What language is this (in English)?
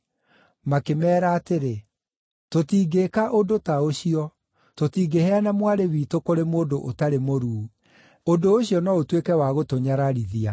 Kikuyu